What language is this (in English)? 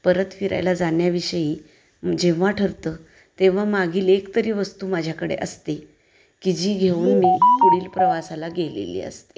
Marathi